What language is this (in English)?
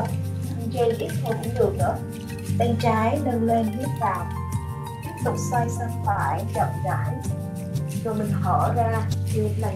Vietnamese